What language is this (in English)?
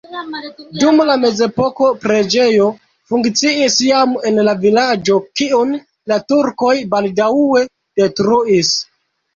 Esperanto